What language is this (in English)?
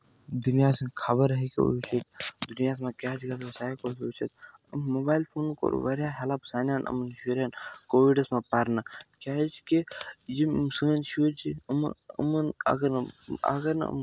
Kashmiri